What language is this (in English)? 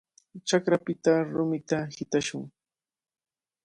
Cajatambo North Lima Quechua